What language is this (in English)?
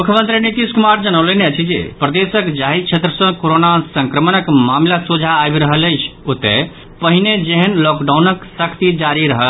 Maithili